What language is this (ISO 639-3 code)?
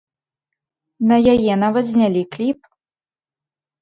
bel